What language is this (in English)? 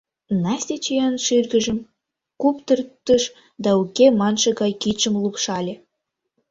Mari